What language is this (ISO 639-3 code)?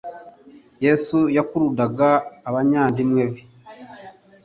kin